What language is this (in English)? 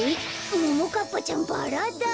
Japanese